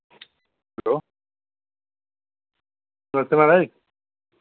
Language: Dogri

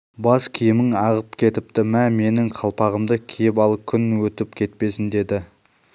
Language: Kazakh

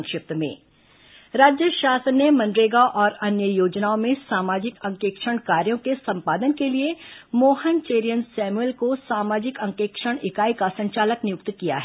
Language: Hindi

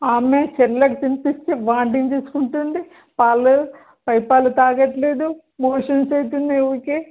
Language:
Telugu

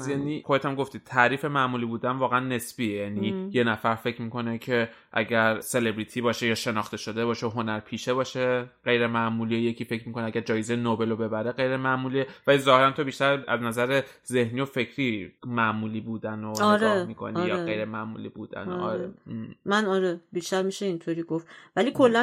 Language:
Persian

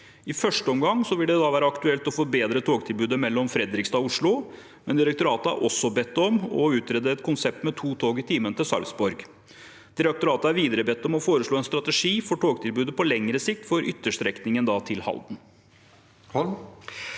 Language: Norwegian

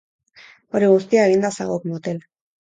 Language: Basque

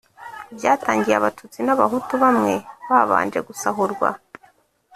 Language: Kinyarwanda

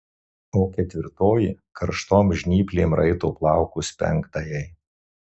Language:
Lithuanian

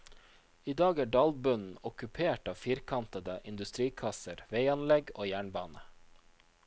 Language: Norwegian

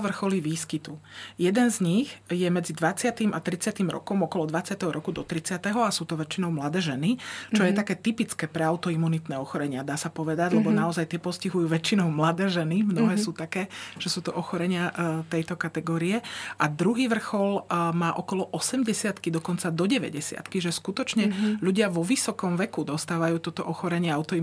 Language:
Slovak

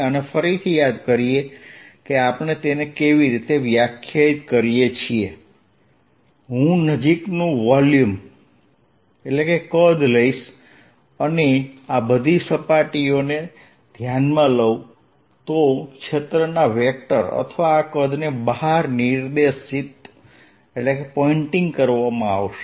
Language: Gujarati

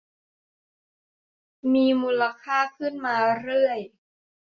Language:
Thai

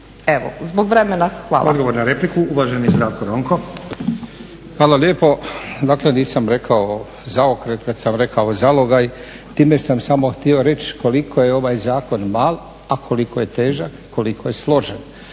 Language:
Croatian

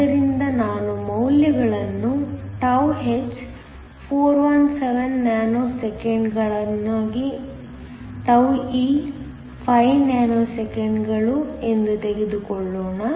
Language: Kannada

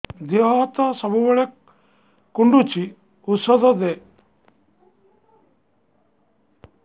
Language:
Odia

